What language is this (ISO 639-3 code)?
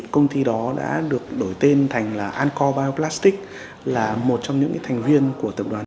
vie